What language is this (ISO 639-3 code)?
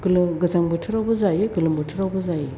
brx